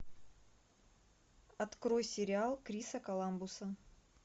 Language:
Russian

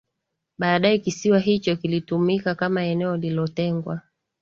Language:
Swahili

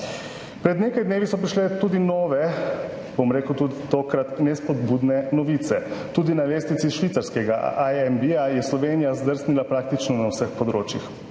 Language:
Slovenian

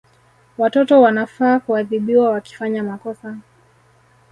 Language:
Swahili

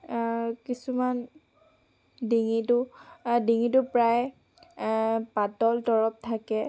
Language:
Assamese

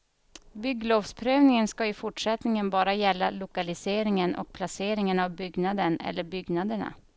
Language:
Swedish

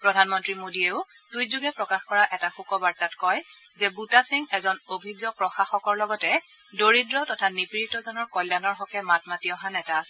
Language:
Assamese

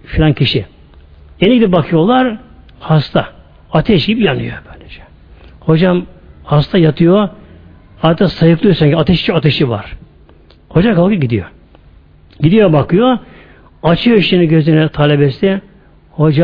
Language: Turkish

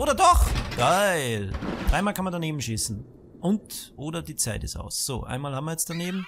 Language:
German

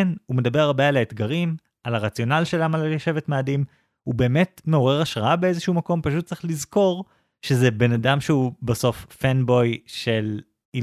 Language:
Hebrew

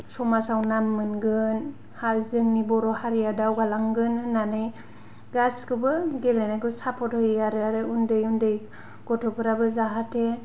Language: Bodo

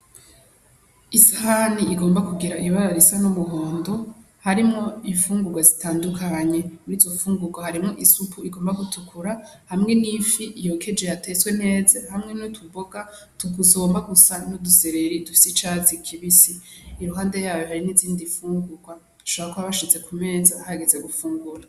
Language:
Rundi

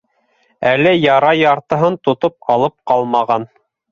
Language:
Bashkir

